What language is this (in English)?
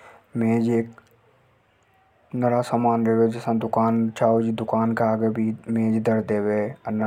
Hadothi